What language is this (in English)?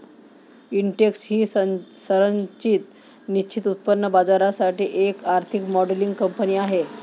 Marathi